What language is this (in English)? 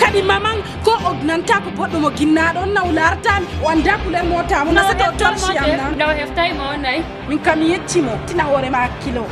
Indonesian